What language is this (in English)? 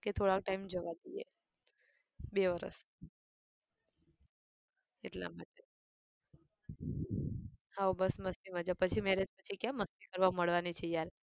Gujarati